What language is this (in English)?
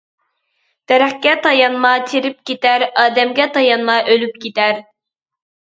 Uyghur